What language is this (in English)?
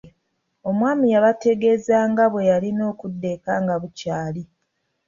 Ganda